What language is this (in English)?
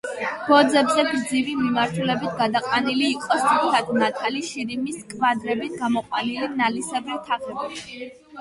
Georgian